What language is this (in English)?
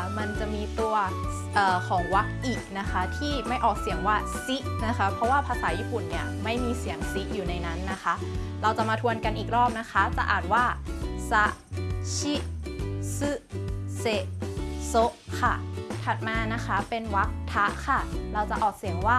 Thai